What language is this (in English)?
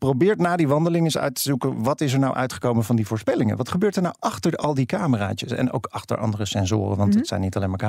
Dutch